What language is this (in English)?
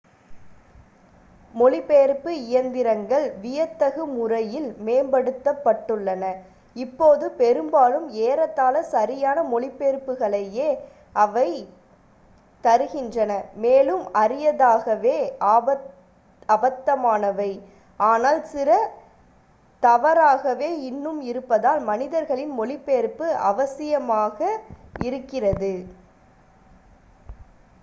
Tamil